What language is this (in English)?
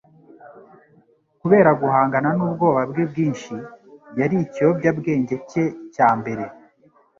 Kinyarwanda